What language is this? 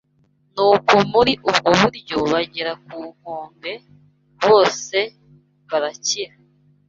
Kinyarwanda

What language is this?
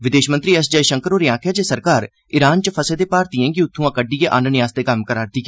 Dogri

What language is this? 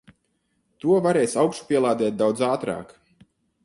Latvian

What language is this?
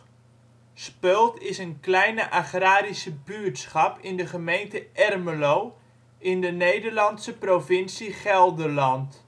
Dutch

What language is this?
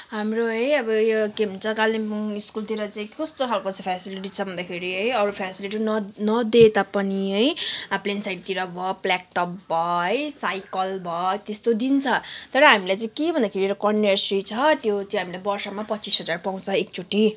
Nepali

